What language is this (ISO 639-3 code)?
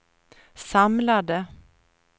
swe